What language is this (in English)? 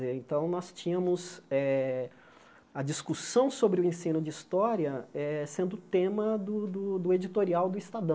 Portuguese